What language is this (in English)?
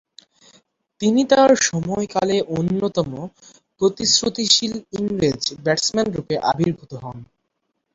Bangla